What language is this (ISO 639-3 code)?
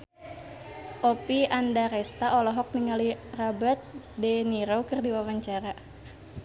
sun